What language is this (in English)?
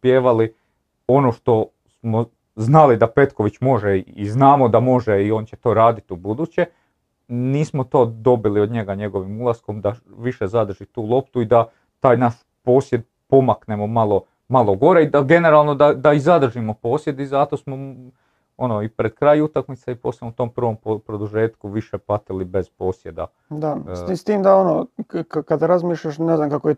Croatian